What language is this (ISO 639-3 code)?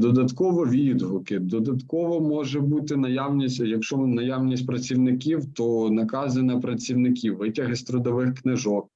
ukr